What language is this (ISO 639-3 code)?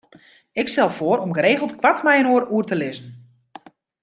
fry